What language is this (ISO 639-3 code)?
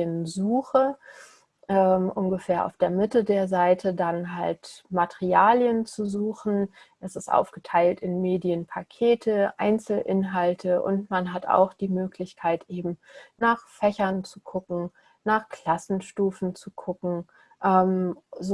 deu